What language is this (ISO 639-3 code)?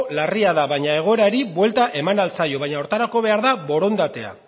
eus